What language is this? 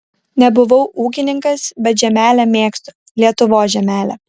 Lithuanian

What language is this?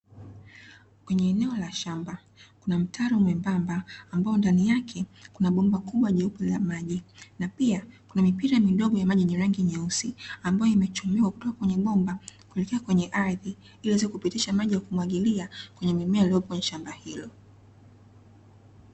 Swahili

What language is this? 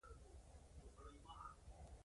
Pashto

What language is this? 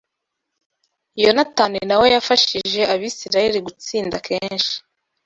Kinyarwanda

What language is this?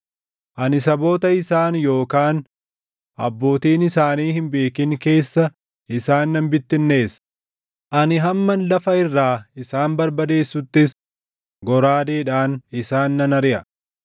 Oromo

